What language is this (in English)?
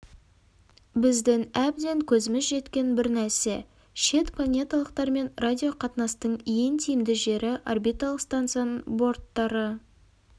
Kazakh